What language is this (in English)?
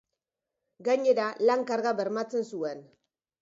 Basque